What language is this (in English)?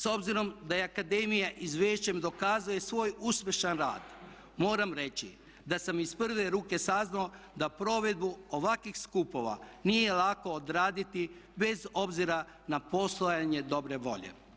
Croatian